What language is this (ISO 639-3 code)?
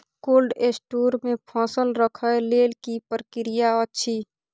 mai